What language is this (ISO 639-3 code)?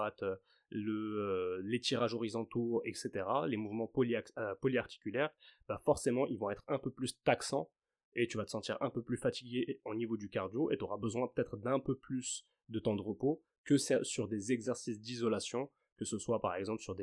fra